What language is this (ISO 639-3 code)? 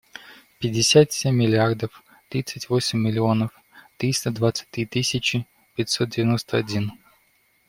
rus